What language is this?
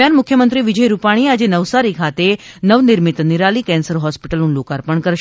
Gujarati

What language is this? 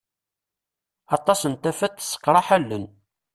Kabyle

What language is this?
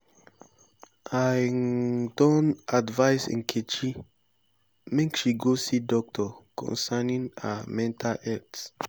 Nigerian Pidgin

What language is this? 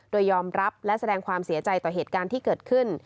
Thai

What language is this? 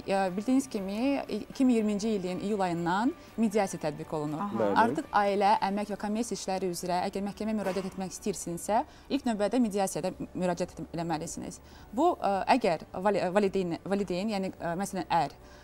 Turkish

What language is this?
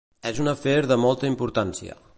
Catalan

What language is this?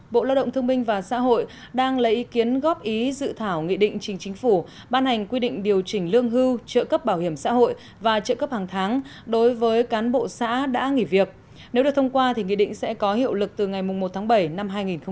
Vietnamese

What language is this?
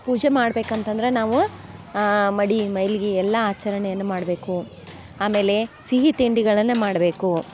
Kannada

